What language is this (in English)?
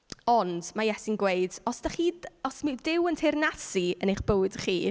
Welsh